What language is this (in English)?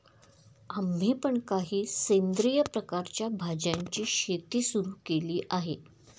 Marathi